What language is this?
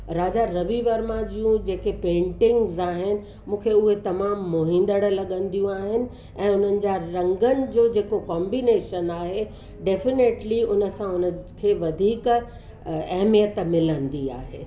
Sindhi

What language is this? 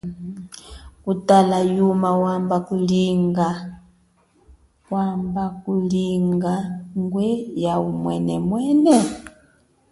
Chokwe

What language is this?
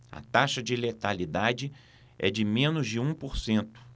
Portuguese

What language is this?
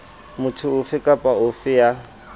Southern Sotho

